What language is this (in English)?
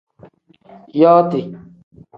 Tem